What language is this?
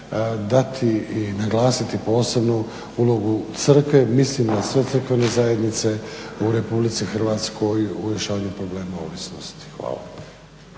Croatian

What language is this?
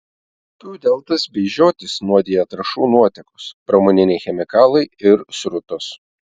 Lithuanian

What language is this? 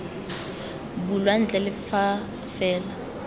Tswana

